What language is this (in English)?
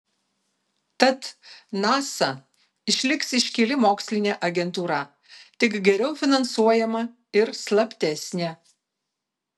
Lithuanian